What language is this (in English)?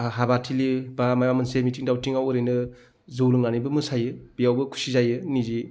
Bodo